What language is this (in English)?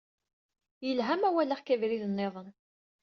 Kabyle